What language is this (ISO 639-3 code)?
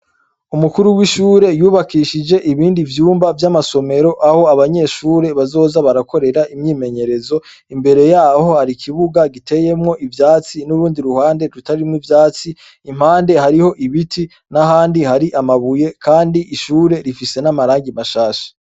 run